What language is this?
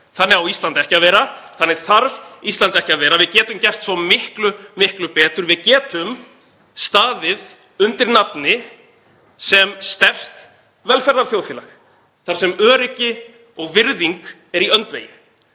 Icelandic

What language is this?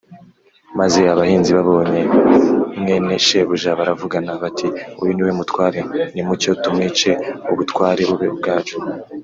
Kinyarwanda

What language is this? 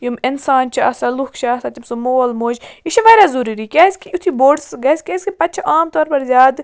Kashmiri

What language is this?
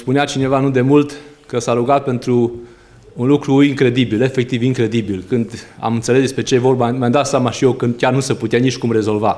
Romanian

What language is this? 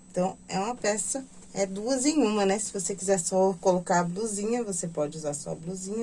Portuguese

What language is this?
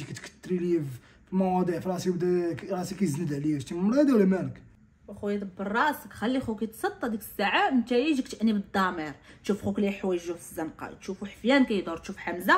Arabic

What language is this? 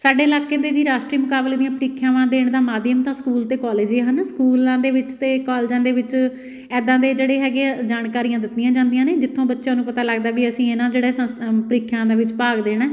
Punjabi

